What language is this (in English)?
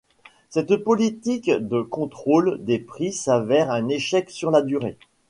French